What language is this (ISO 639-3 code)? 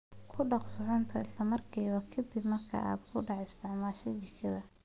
som